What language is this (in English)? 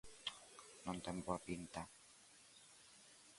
Galician